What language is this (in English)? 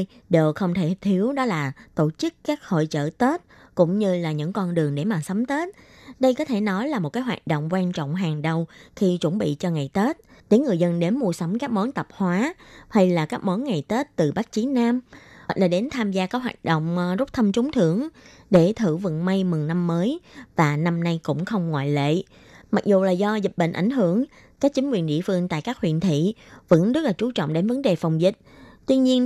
Vietnamese